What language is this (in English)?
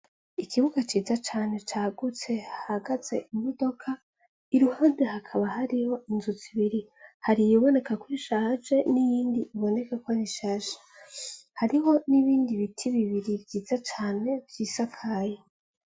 Rundi